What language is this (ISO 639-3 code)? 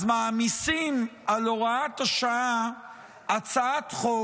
heb